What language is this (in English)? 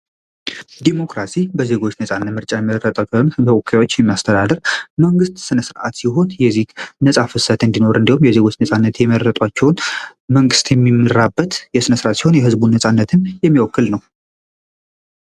Amharic